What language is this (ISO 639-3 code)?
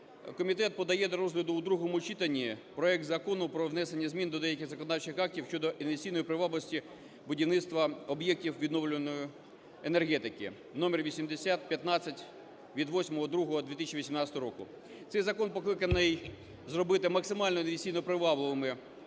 ukr